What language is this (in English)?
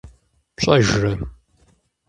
Kabardian